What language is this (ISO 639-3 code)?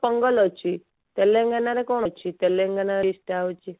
ori